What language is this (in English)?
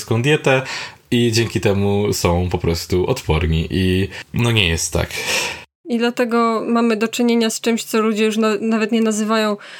Polish